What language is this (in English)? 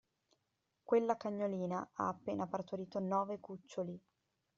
Italian